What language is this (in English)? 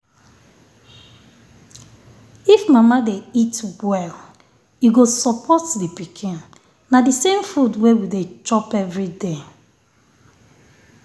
Nigerian Pidgin